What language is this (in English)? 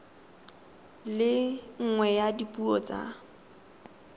Tswana